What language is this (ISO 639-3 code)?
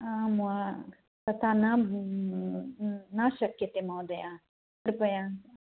san